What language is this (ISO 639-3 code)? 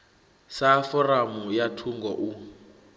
ven